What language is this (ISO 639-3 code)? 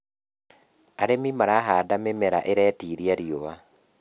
kik